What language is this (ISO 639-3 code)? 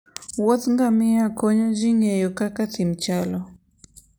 luo